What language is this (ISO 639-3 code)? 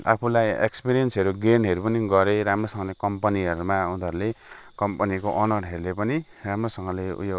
nep